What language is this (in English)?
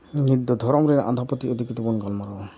Santali